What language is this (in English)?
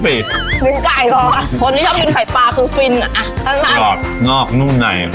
Thai